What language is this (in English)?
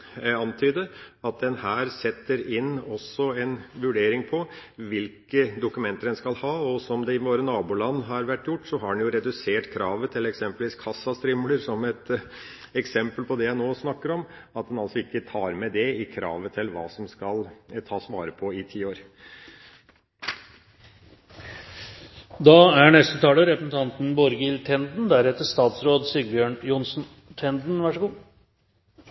Norwegian Bokmål